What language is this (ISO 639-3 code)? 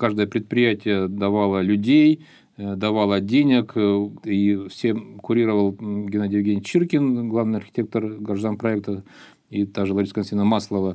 rus